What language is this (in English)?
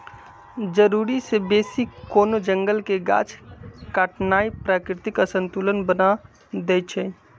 Magahi